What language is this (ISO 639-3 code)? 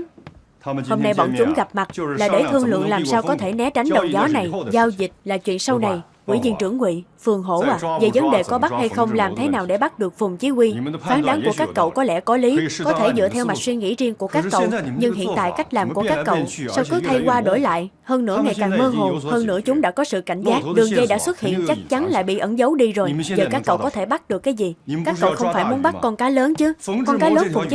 vie